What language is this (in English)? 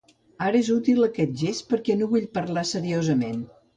Catalan